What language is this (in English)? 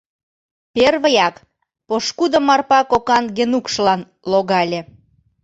Mari